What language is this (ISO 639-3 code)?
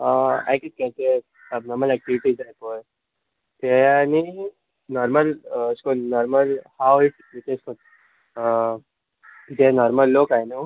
kok